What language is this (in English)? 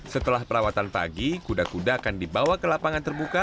Indonesian